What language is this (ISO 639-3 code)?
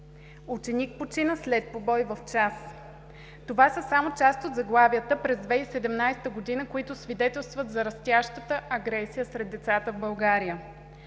bul